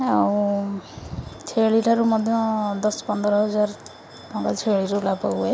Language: Odia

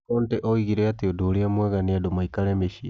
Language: Kikuyu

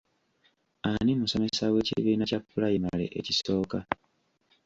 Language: Ganda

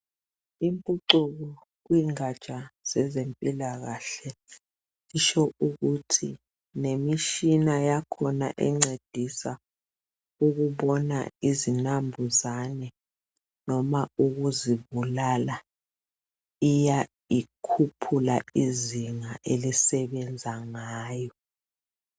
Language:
North Ndebele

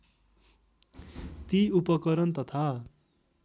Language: Nepali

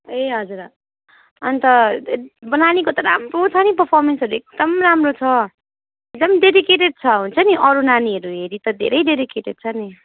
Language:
Nepali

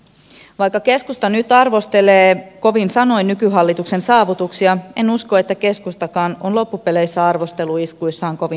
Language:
Finnish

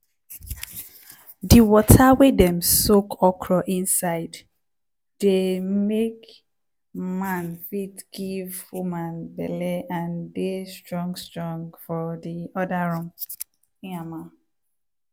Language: Nigerian Pidgin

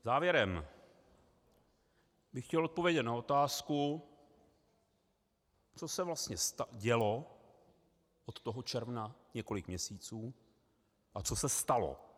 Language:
Czech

